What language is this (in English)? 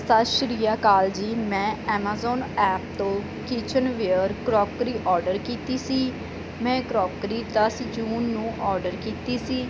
Punjabi